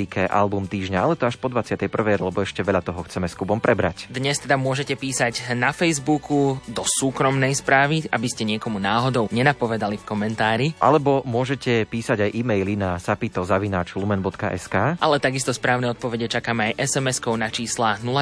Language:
Slovak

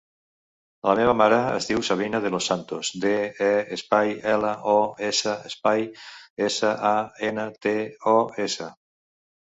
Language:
Catalan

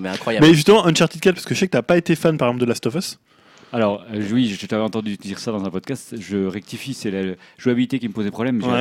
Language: French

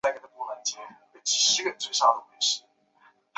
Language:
Chinese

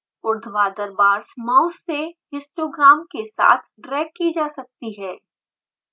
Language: Hindi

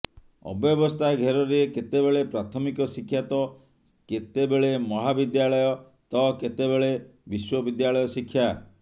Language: Odia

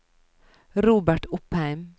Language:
Norwegian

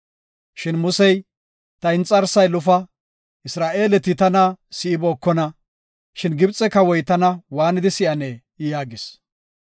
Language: Gofa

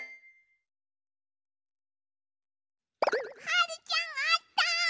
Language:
Japanese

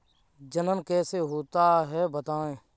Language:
Hindi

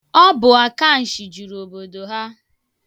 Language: Igbo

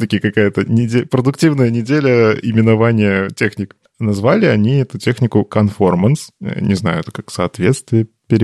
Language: Russian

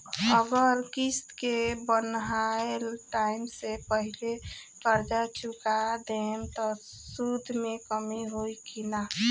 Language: Bhojpuri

